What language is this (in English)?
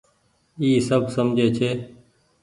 Goaria